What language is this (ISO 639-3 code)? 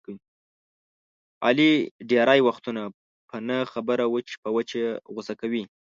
pus